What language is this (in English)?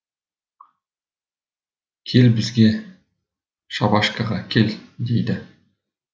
Kazakh